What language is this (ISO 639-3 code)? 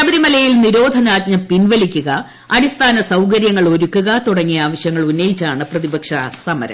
mal